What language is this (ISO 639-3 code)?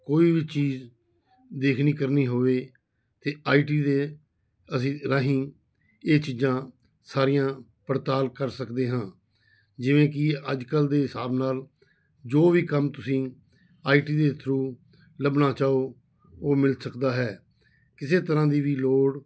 pan